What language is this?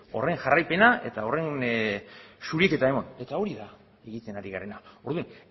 Basque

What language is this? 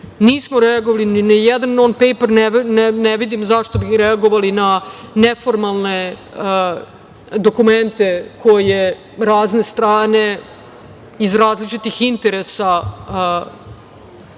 Serbian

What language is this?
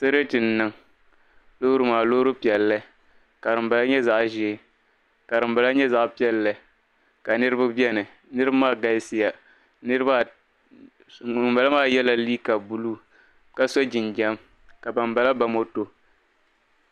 Dagbani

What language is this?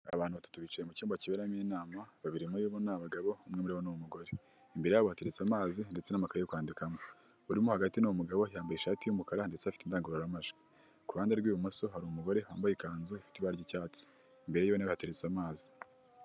Kinyarwanda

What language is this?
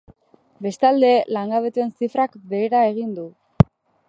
Basque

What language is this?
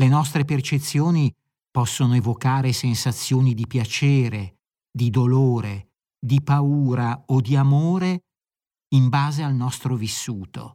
Italian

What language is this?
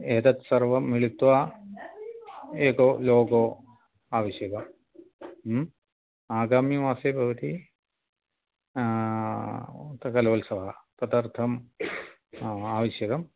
Sanskrit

